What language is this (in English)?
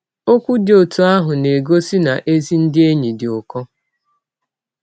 Igbo